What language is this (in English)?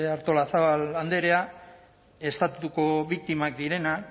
Basque